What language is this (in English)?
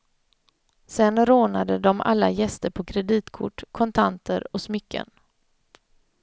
Swedish